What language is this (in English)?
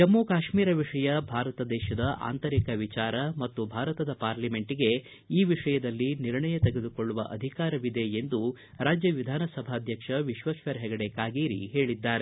Kannada